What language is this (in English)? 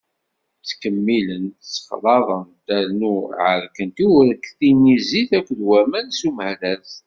Kabyle